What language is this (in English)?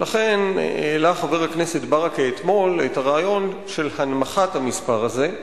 Hebrew